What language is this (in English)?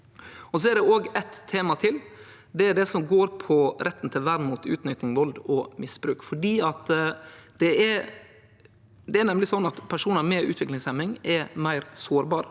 Norwegian